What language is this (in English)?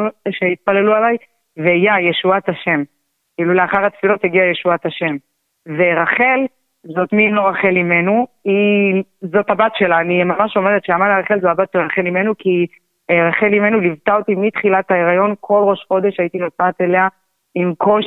Hebrew